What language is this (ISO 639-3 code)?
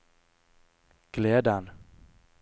nor